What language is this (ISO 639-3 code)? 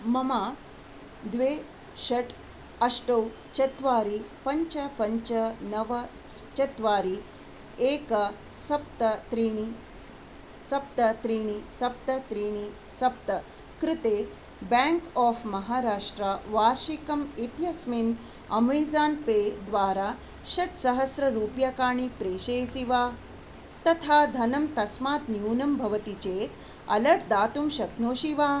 san